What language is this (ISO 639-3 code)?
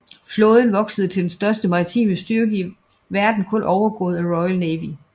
dan